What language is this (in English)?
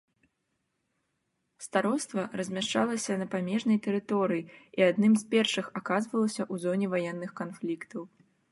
Belarusian